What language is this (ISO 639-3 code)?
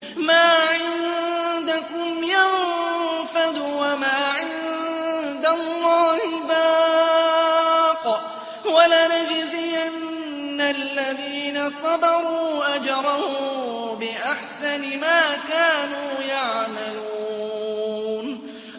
ara